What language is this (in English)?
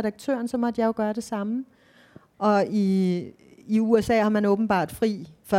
Danish